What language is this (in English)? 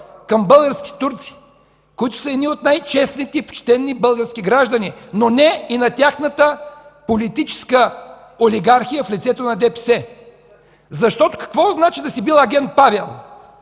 Bulgarian